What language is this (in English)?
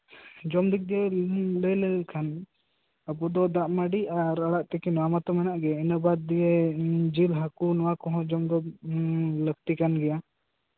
Santali